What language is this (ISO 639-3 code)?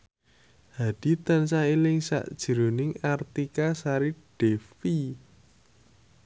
jav